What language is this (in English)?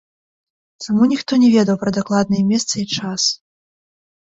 Belarusian